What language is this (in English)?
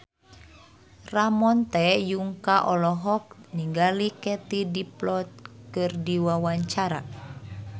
Sundanese